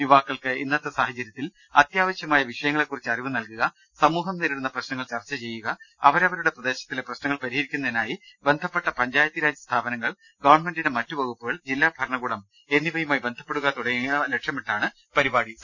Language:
Malayalam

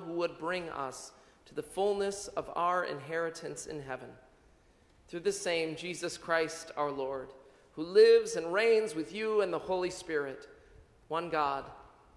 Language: English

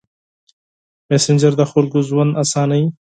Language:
Pashto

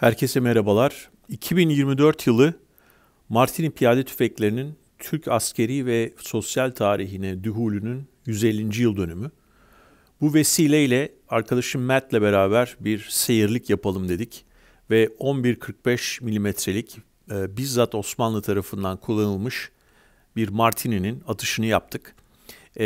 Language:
Turkish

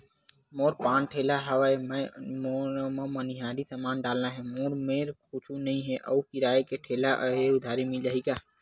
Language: Chhattisgarhi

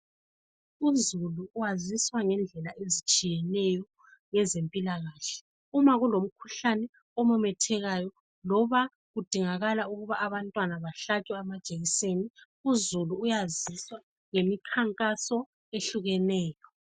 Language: North Ndebele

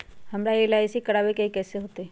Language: Magahi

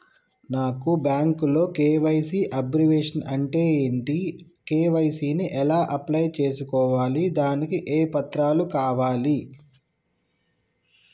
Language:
Telugu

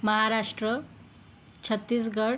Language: Marathi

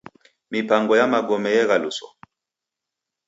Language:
Taita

